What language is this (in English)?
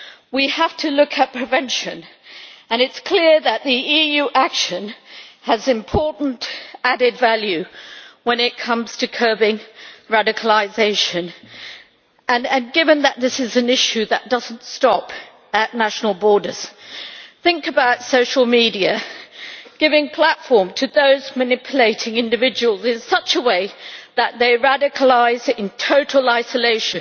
English